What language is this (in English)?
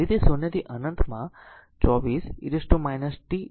Gujarati